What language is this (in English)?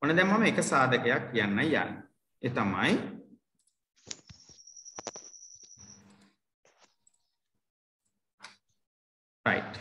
Indonesian